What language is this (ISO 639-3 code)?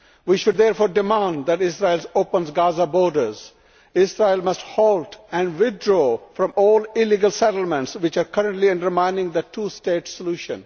eng